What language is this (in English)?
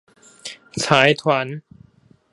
Chinese